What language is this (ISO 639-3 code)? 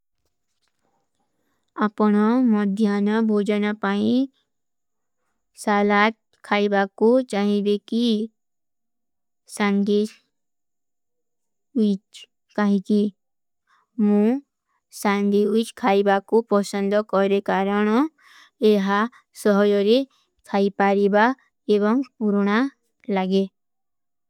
uki